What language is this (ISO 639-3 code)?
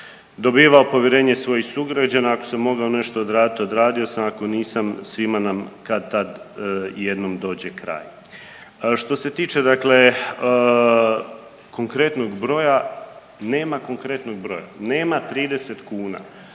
hrv